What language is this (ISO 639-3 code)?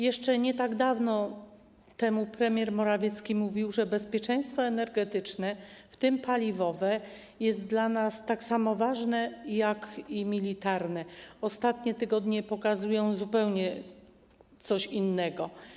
pol